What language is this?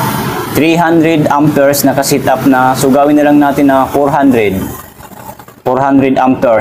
Filipino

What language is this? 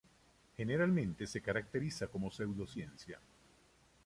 Spanish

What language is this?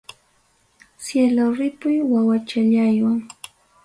Ayacucho Quechua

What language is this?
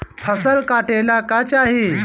Bhojpuri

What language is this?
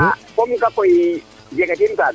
Serer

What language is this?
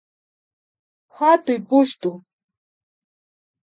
Imbabura Highland Quichua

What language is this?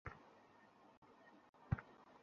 Bangla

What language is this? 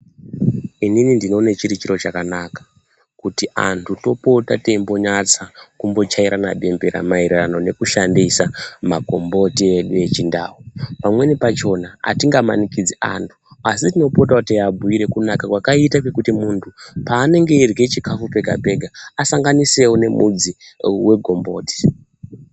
Ndau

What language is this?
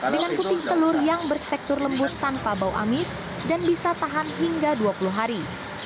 Indonesian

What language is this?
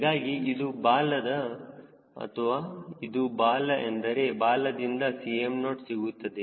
Kannada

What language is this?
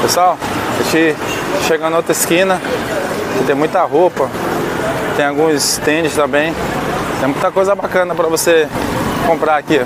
Portuguese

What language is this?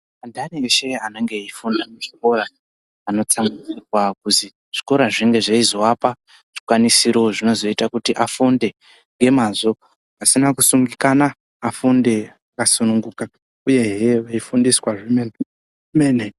Ndau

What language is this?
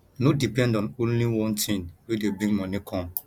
Nigerian Pidgin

